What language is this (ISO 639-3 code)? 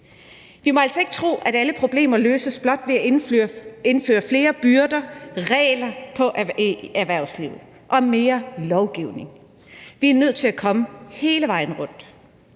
dan